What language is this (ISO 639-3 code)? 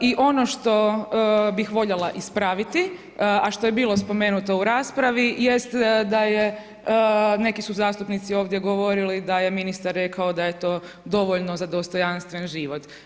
hrv